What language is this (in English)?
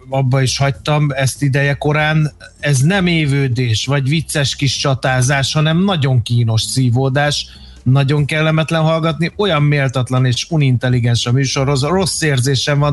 Hungarian